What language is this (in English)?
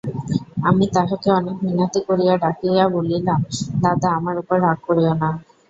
Bangla